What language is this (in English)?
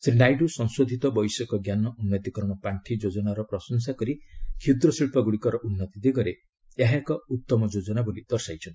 Odia